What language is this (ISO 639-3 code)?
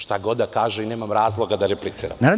srp